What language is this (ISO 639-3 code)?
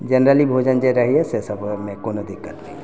mai